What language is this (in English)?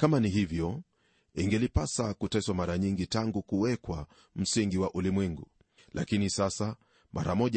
Swahili